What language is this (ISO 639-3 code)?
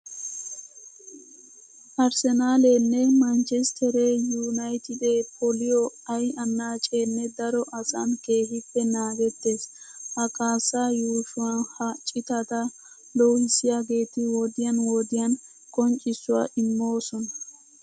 wal